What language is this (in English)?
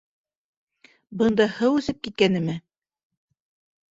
Bashkir